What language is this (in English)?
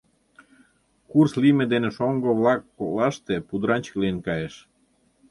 Mari